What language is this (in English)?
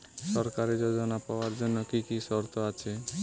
Bangla